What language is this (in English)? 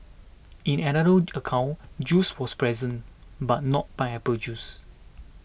English